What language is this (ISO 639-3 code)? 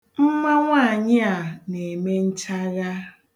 ibo